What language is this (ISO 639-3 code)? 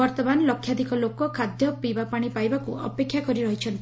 ori